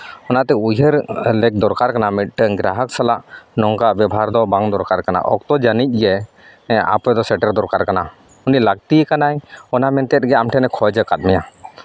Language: Santali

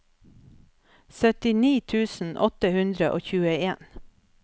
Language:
Norwegian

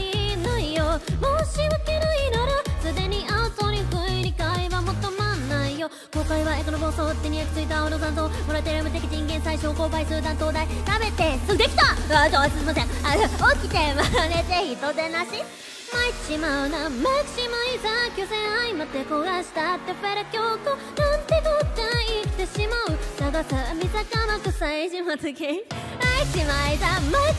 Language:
Japanese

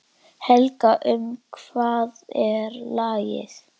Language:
Icelandic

